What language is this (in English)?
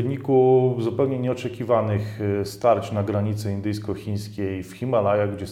Polish